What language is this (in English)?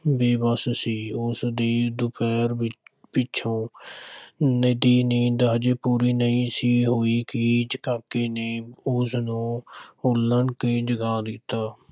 Punjabi